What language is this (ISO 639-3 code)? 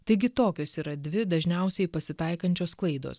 lit